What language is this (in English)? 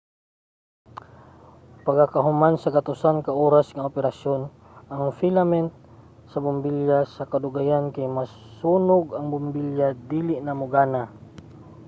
Cebuano